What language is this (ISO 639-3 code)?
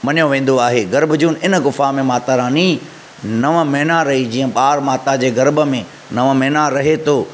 snd